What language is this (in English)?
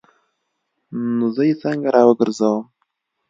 Pashto